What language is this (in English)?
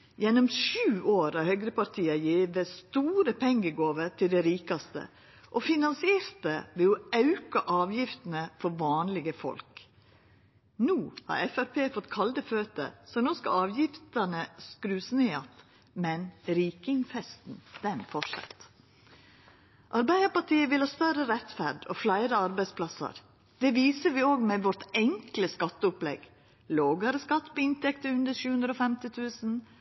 Norwegian Nynorsk